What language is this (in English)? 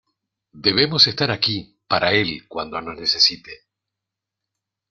Spanish